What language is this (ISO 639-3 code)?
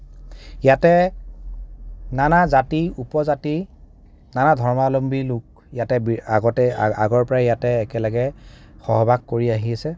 asm